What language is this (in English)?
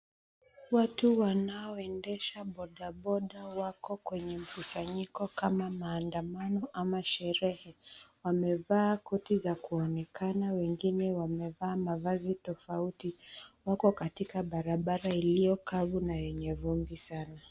Swahili